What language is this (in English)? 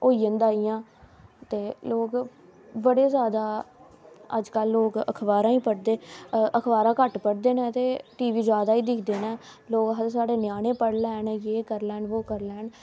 Dogri